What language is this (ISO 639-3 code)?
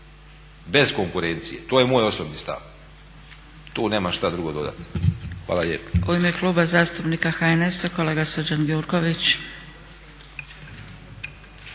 hrv